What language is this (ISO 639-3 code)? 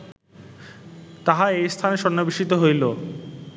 ben